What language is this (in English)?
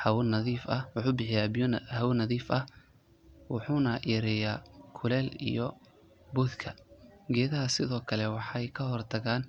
Somali